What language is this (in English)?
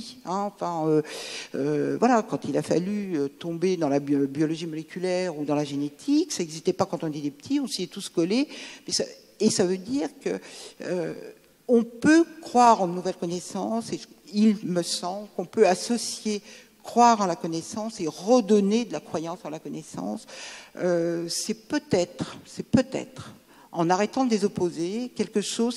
French